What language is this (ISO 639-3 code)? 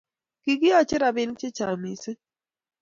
kln